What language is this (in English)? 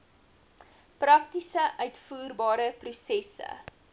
Afrikaans